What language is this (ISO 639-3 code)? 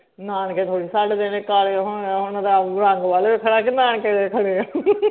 pan